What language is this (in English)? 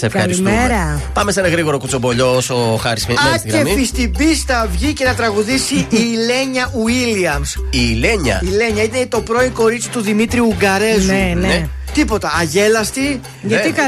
Greek